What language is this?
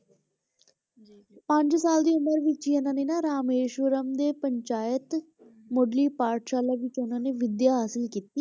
Punjabi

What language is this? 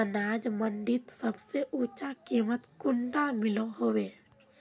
Magahi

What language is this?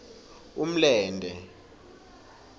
Swati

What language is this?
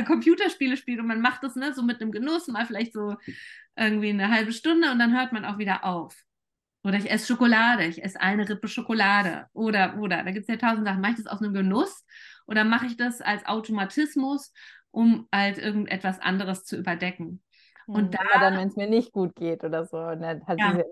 German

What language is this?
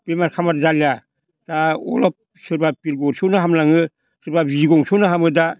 Bodo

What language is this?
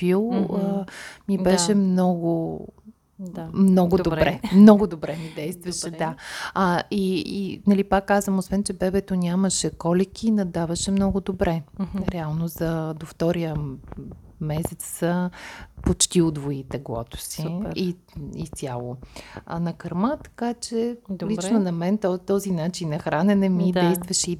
Bulgarian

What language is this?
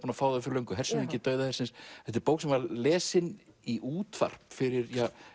Icelandic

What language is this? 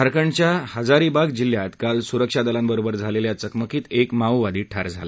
Marathi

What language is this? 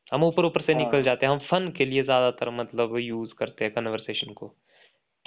Hindi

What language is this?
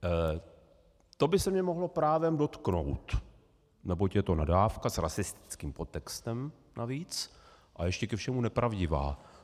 Czech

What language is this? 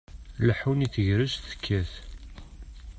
Kabyle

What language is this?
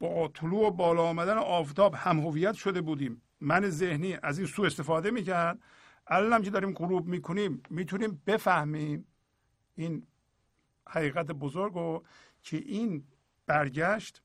Persian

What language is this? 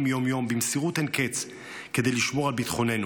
Hebrew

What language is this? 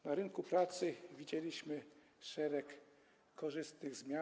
Polish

